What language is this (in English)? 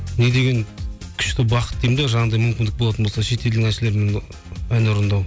Kazakh